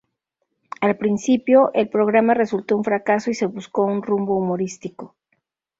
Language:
Spanish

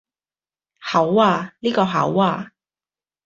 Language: Cantonese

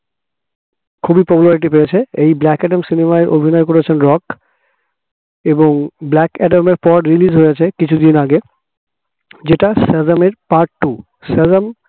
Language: Bangla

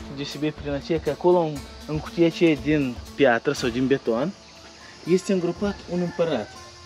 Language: Romanian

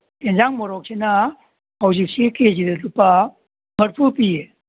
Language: Manipuri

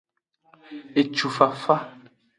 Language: Aja (Benin)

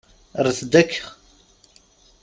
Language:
Kabyle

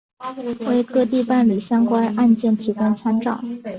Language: Chinese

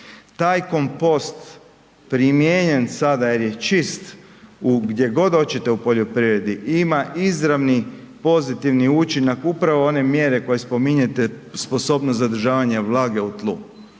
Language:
Croatian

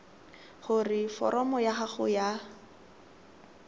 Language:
Tswana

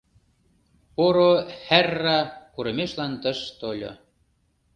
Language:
Mari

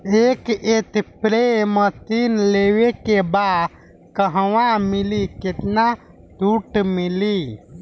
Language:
Bhojpuri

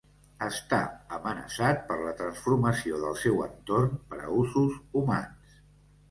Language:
Catalan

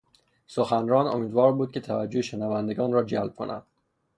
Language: Persian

